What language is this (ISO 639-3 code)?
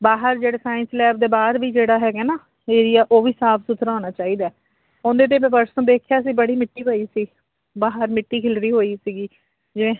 pan